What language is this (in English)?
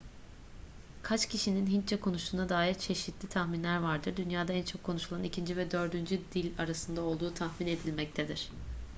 Turkish